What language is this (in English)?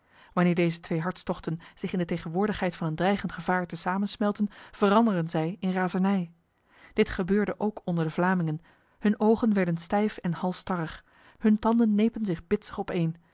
Dutch